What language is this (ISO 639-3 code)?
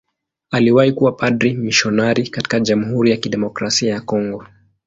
swa